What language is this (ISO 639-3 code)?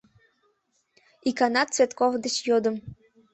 chm